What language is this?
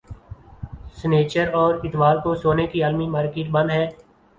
Urdu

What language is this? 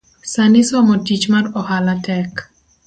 Luo (Kenya and Tanzania)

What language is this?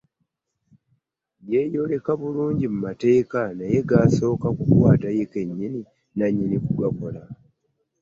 Ganda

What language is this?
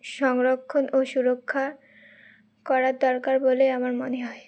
Bangla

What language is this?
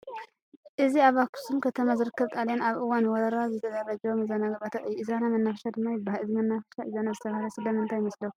Tigrinya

